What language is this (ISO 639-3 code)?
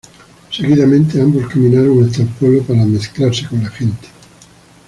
spa